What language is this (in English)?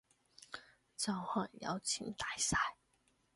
Cantonese